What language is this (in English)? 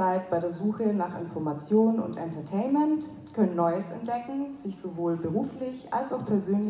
German